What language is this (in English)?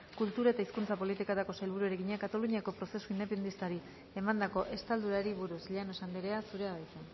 Basque